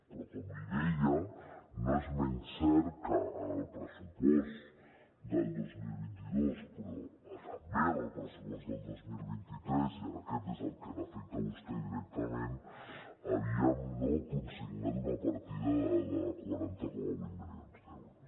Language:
Catalan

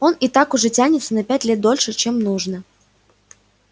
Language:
Russian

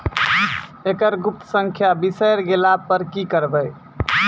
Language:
Maithili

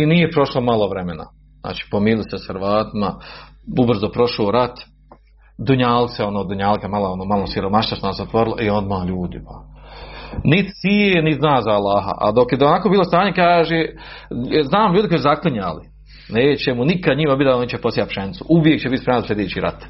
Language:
Croatian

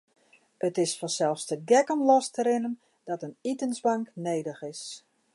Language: Western Frisian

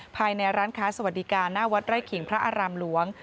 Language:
Thai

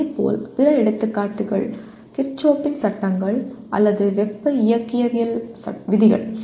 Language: Tamil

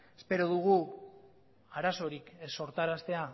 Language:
Basque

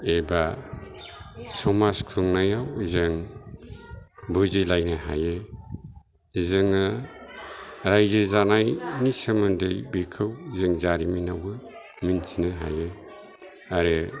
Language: Bodo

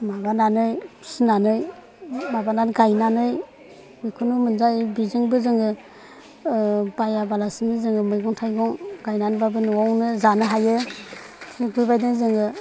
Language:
Bodo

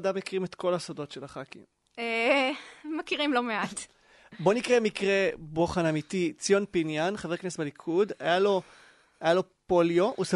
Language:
Hebrew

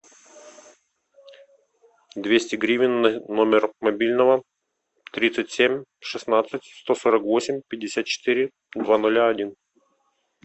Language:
Russian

